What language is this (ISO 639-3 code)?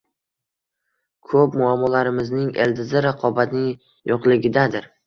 uzb